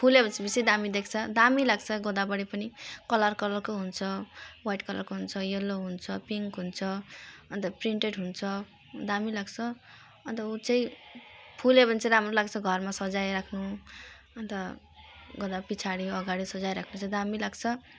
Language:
Nepali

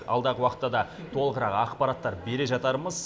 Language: Kazakh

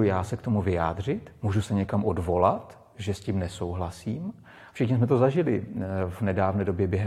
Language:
Czech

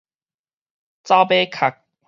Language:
Min Nan Chinese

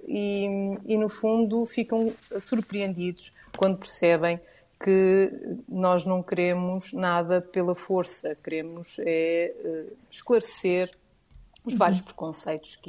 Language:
Portuguese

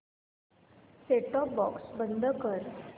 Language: Marathi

